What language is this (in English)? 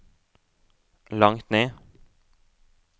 Norwegian